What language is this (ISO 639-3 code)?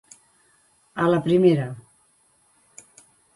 cat